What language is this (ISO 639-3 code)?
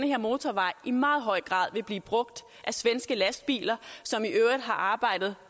dan